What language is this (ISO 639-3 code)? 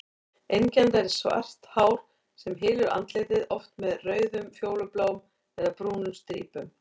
isl